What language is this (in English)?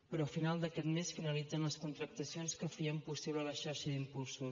Catalan